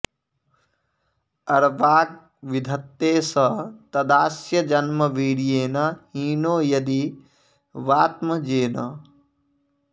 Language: Sanskrit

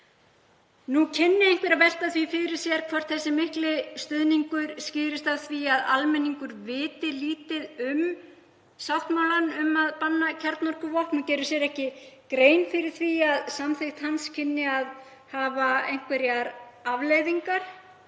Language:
Icelandic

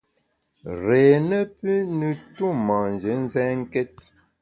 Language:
Bamun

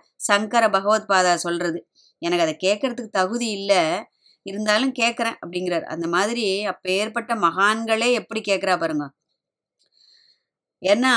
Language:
Tamil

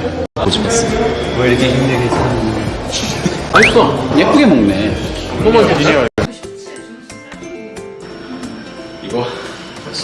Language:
Korean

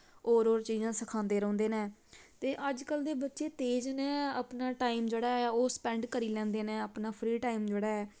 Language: Dogri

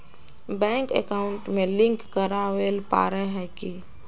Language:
Magahi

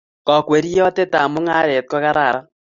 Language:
Kalenjin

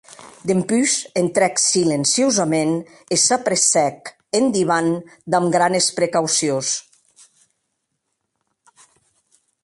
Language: Occitan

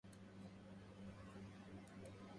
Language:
Arabic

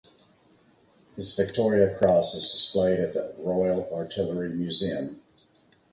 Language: English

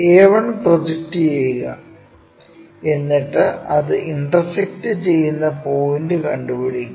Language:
Malayalam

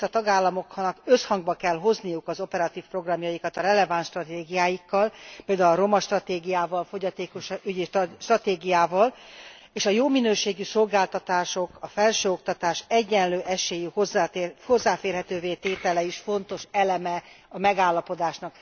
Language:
Hungarian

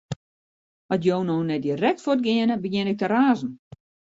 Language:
Western Frisian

